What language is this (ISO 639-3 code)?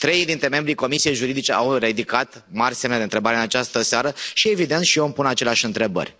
ron